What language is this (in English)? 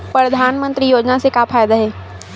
Chhattisgarhi